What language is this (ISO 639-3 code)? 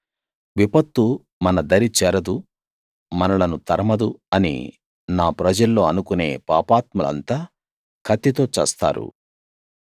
tel